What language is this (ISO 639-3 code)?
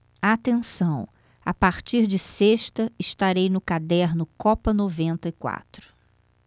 por